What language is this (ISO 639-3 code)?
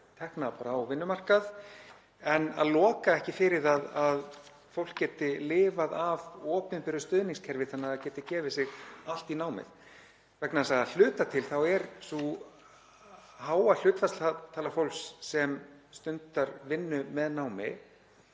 isl